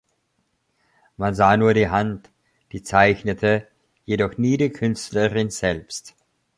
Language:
German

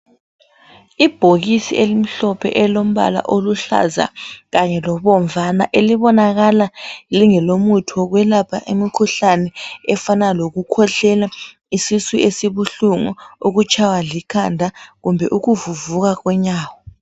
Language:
North Ndebele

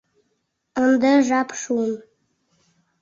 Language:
Mari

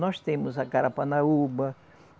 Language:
Portuguese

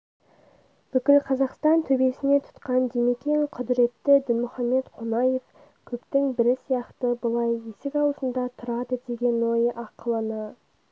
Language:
Kazakh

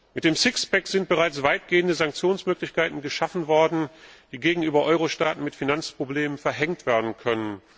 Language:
German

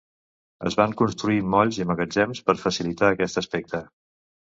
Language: Catalan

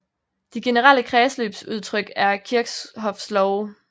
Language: Danish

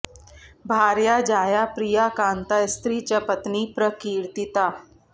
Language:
Sanskrit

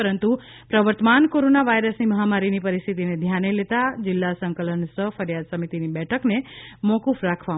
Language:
Gujarati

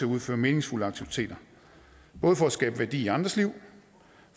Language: Danish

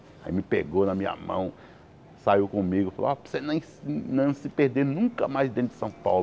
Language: Portuguese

